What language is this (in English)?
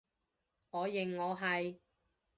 Cantonese